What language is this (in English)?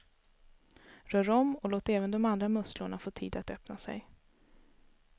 Swedish